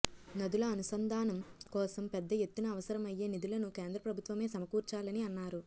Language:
Telugu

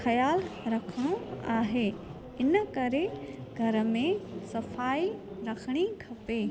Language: Sindhi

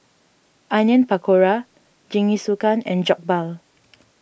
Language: English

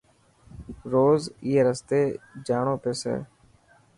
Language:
Dhatki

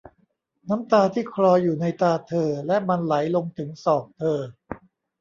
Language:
Thai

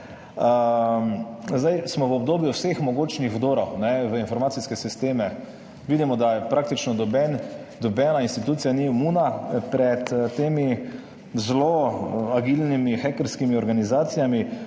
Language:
Slovenian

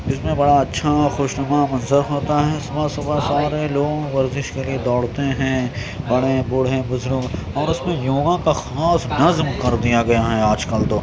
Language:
Urdu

